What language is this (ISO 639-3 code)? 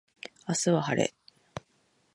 jpn